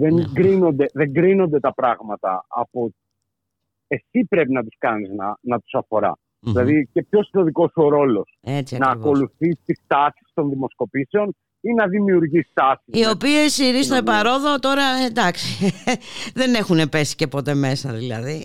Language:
Greek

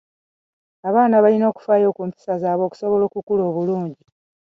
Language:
Ganda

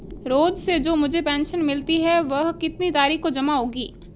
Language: Hindi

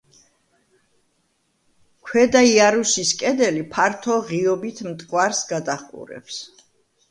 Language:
Georgian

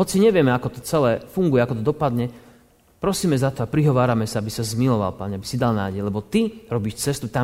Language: Slovak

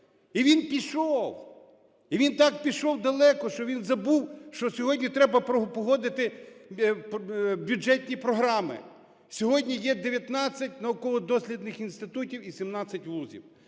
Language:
Ukrainian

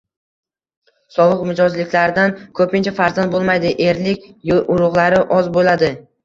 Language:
Uzbek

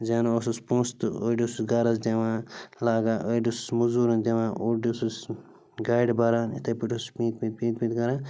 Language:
Kashmiri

